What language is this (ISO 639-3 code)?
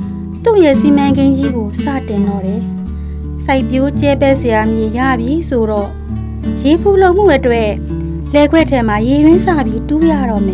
tha